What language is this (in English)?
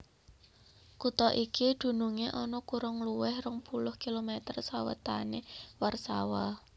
Javanese